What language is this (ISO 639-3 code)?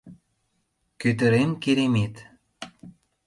chm